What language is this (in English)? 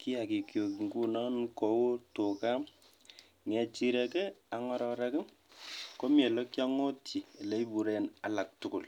Kalenjin